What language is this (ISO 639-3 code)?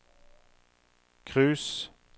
nor